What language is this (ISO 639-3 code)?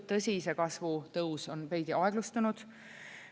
est